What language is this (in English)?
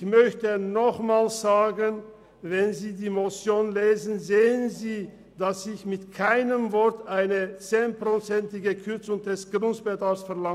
Swiss German